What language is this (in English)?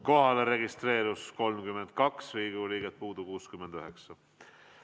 Estonian